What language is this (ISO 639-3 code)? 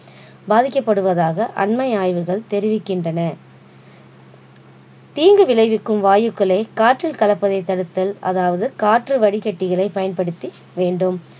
tam